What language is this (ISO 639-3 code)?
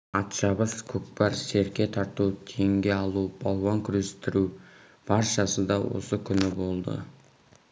kaz